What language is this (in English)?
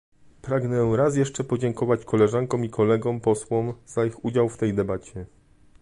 Polish